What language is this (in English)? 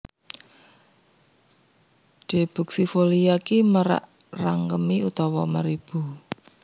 Javanese